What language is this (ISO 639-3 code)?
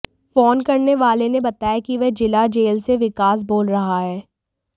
hin